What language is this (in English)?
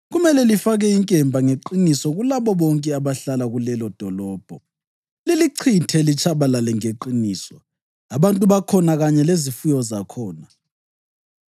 North Ndebele